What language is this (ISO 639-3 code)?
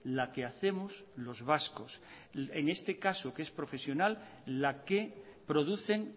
spa